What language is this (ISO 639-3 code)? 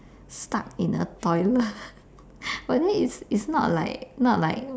eng